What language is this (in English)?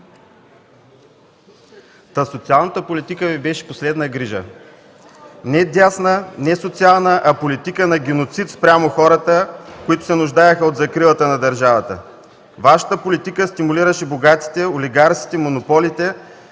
Bulgarian